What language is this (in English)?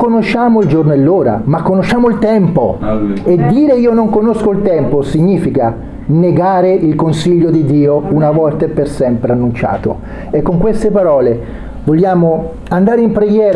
Italian